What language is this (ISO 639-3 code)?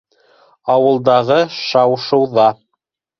bak